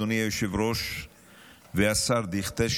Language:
Hebrew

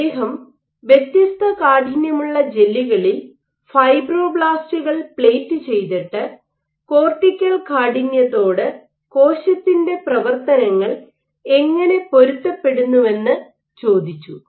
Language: Malayalam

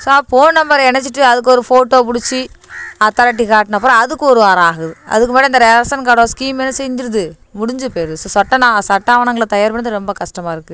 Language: Tamil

